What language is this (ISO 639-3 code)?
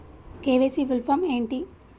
tel